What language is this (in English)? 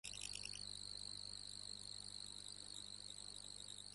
Uzbek